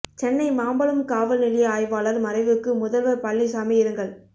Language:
Tamil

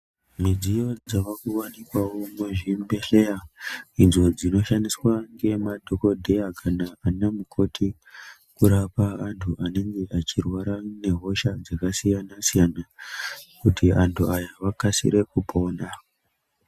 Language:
Ndau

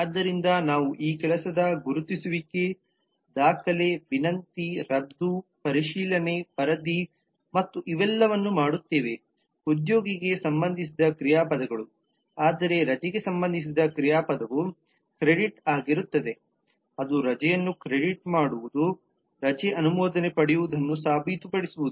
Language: Kannada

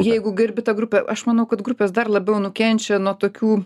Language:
Lithuanian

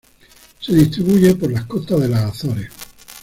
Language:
Spanish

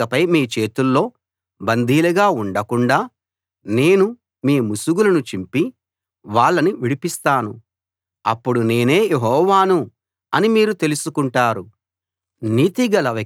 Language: Telugu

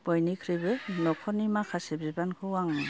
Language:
Bodo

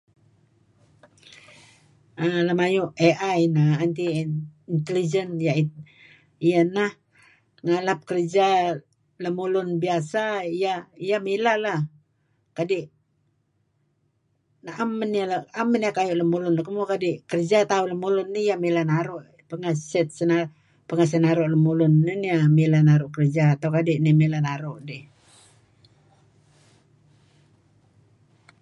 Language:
Kelabit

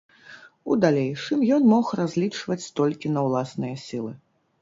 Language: Belarusian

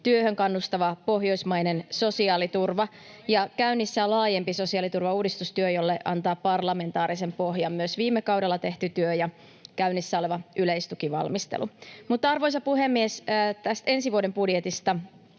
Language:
Finnish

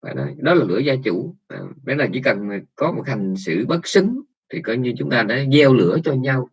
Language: Vietnamese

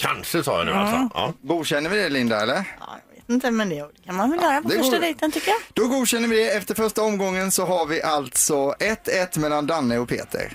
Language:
Swedish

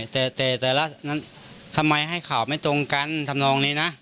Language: Thai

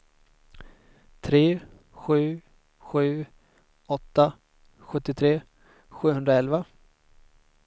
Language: Swedish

